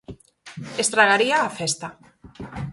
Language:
Galician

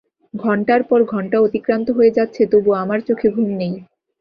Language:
Bangla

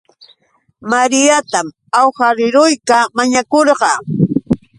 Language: Yauyos Quechua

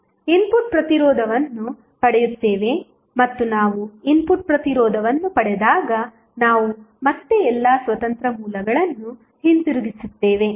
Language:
Kannada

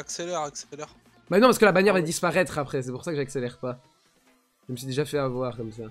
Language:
French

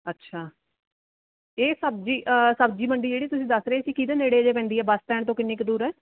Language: Punjabi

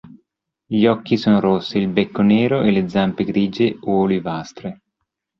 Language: Italian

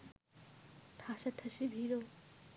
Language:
Bangla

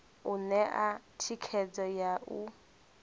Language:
Venda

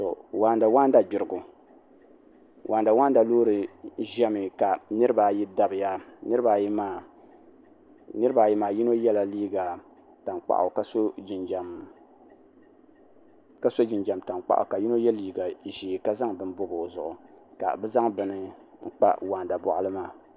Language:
Dagbani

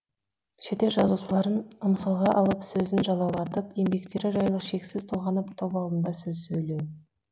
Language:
Kazakh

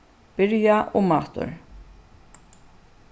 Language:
Faroese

